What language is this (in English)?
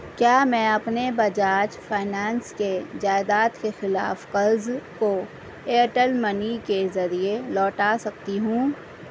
Urdu